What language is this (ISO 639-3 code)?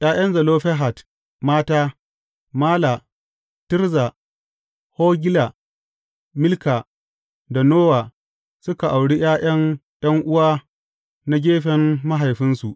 hau